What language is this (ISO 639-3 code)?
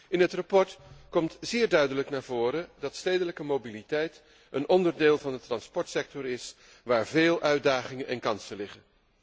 nld